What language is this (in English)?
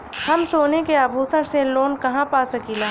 Bhojpuri